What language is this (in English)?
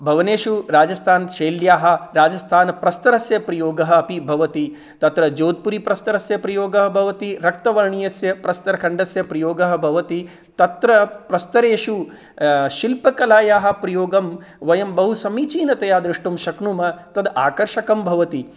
Sanskrit